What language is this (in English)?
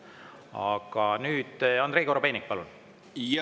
Estonian